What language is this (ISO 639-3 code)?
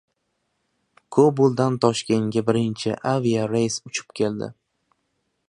uzb